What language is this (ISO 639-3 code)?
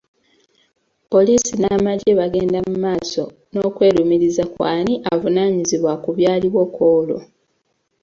lug